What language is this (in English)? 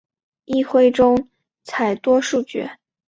Chinese